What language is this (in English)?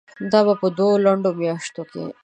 Pashto